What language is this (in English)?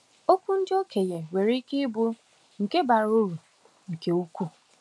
Igbo